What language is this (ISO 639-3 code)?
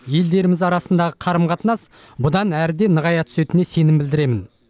kaz